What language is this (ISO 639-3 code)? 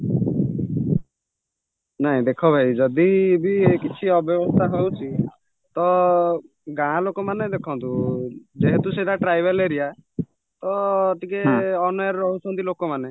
ori